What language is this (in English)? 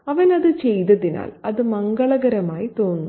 Malayalam